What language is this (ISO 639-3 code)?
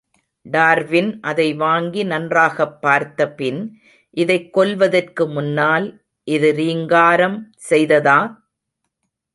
tam